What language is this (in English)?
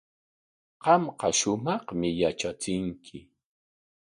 Corongo Ancash Quechua